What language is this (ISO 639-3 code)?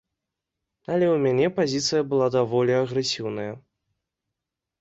bel